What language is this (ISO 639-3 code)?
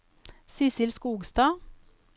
nor